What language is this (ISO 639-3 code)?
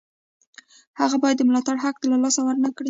pus